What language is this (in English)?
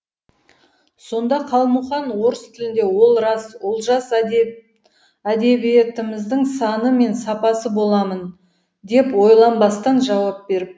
Kazakh